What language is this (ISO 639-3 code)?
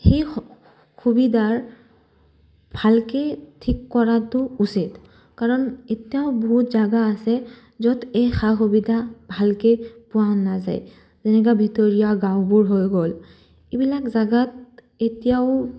asm